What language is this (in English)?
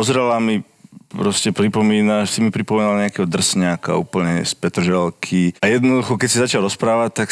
Slovak